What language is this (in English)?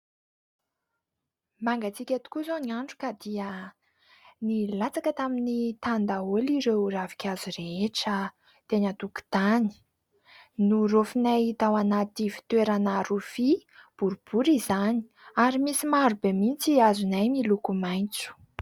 Malagasy